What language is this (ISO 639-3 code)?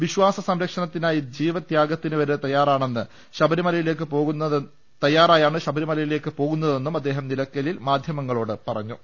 mal